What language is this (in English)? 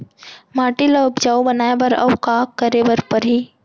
Chhattisgarhi